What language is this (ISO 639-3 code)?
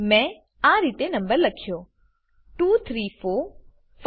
guj